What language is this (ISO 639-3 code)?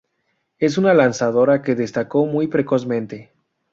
spa